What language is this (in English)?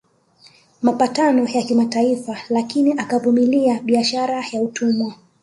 Swahili